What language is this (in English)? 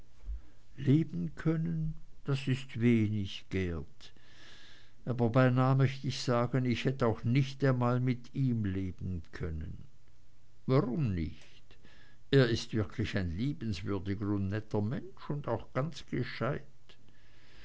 German